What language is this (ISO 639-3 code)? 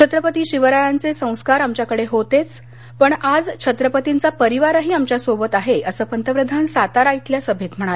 mar